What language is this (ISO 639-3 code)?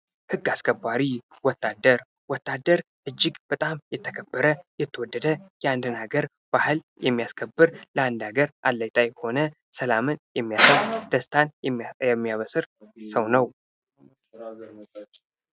amh